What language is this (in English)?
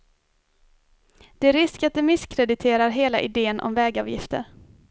Swedish